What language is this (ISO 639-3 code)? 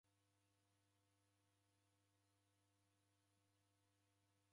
dav